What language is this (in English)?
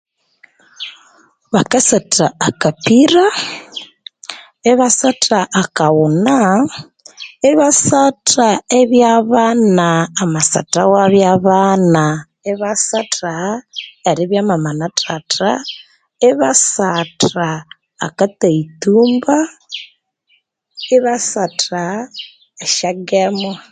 Konzo